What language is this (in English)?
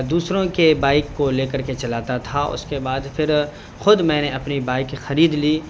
Urdu